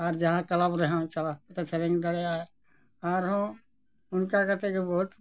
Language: Santali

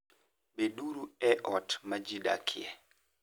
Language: Luo (Kenya and Tanzania)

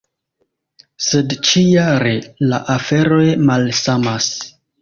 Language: Esperanto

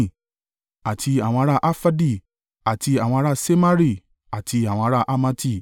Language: Yoruba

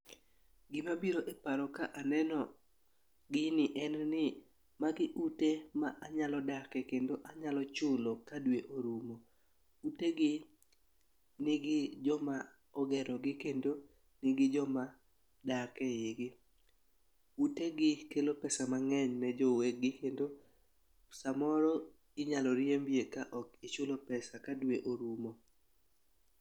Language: Luo (Kenya and Tanzania)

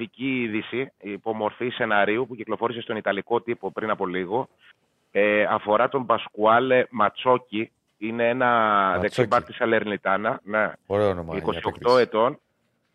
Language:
Greek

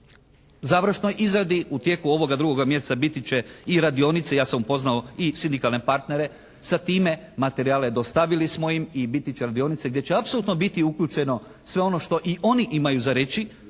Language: Croatian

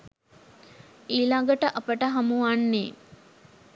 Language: Sinhala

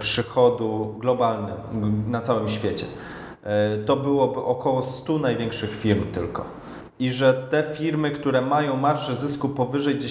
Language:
Polish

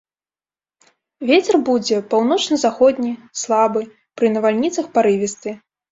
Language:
Belarusian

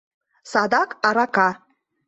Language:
Mari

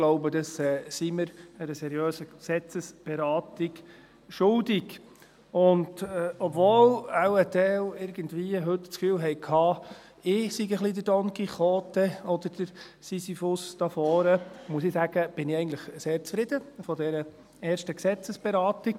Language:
Swiss German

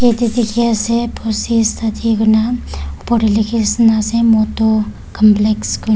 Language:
Naga Pidgin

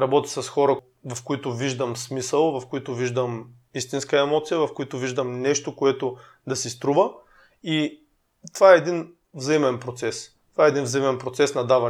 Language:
Bulgarian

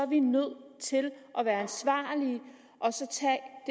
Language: Danish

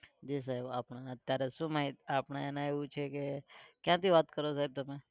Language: Gujarati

